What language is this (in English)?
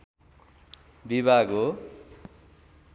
Nepali